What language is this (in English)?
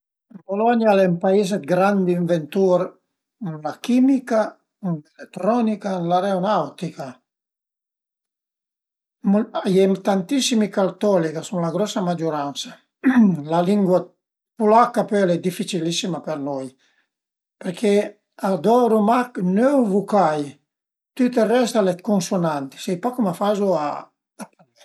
Piedmontese